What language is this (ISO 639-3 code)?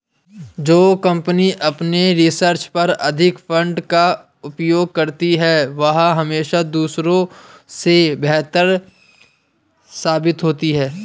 hin